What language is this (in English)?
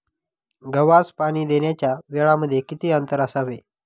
Marathi